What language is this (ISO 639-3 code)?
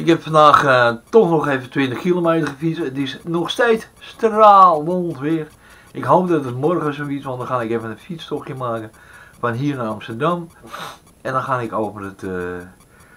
nld